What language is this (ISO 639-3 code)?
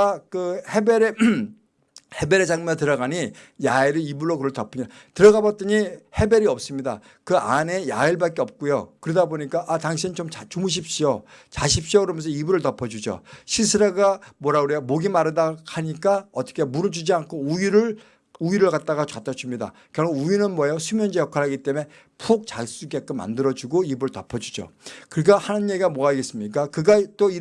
kor